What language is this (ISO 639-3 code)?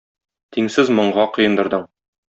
tat